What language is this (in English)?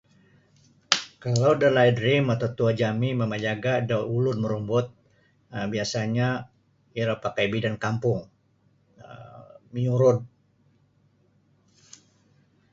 Sabah Bisaya